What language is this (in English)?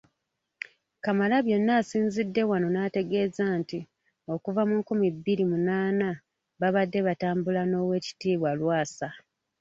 Ganda